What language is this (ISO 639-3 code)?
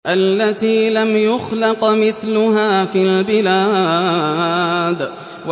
ara